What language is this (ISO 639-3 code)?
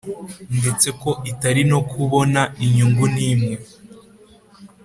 kin